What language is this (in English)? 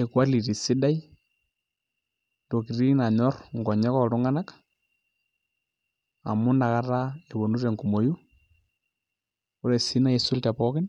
Masai